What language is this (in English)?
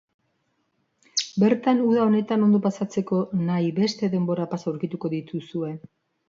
Basque